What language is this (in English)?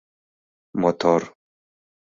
Mari